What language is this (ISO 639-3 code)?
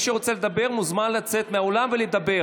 heb